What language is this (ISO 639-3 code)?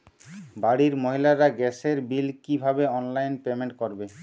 ben